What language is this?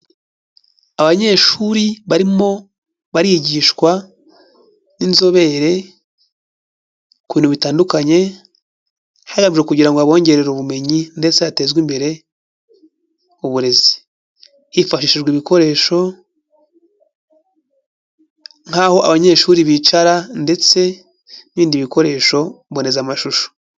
Kinyarwanda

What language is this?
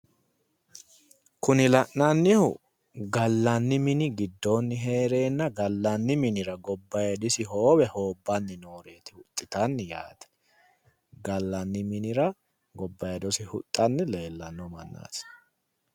Sidamo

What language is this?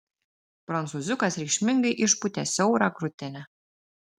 Lithuanian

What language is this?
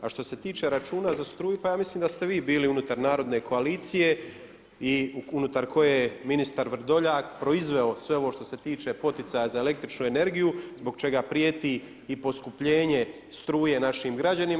Croatian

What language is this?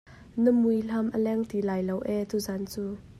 Hakha Chin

